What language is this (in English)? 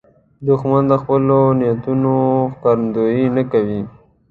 Pashto